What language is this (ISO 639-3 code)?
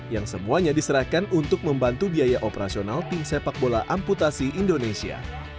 ind